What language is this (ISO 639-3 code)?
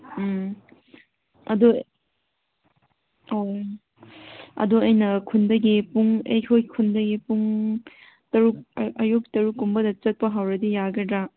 mni